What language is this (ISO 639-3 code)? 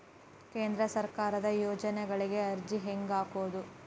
kan